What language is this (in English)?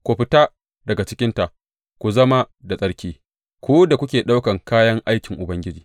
Hausa